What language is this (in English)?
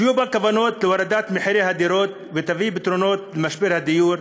Hebrew